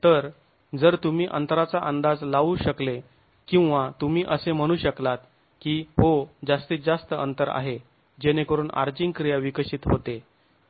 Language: Marathi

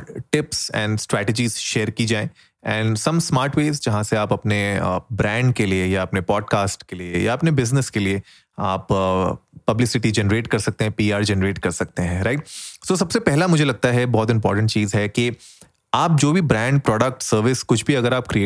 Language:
Hindi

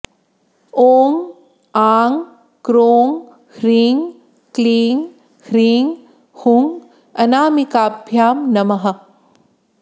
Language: Sanskrit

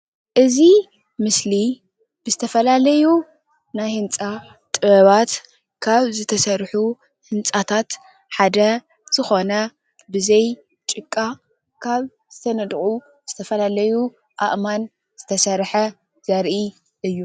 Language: Tigrinya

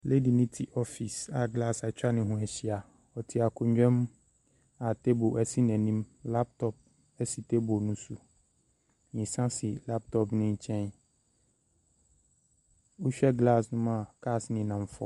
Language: Akan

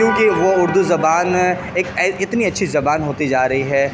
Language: Urdu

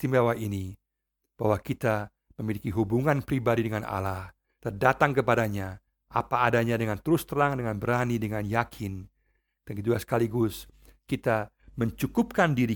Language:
Indonesian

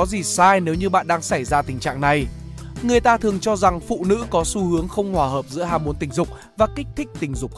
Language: Vietnamese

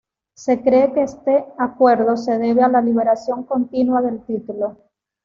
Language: Spanish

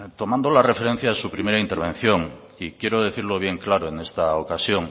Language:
Spanish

